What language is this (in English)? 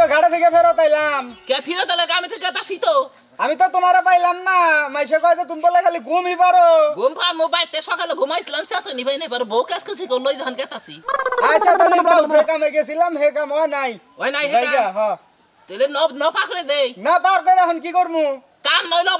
Indonesian